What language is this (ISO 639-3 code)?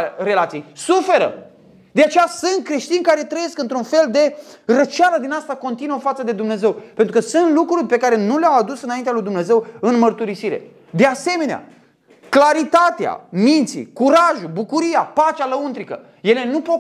ron